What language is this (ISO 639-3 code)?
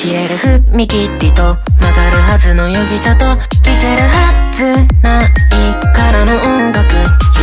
tha